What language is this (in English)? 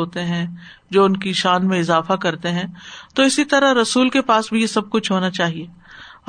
Urdu